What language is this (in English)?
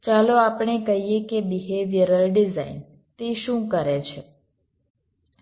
Gujarati